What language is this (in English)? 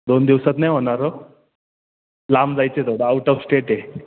Marathi